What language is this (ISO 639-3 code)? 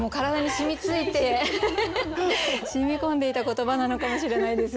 jpn